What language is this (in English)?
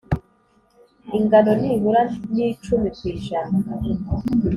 Kinyarwanda